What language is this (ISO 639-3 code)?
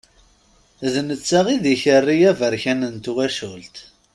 kab